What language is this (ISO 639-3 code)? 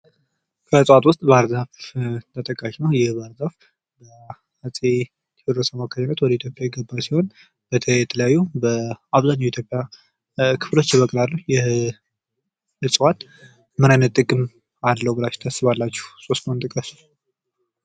amh